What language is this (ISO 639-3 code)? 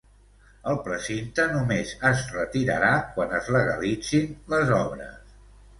cat